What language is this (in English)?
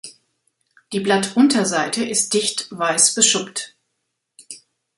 German